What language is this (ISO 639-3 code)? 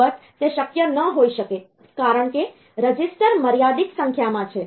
guj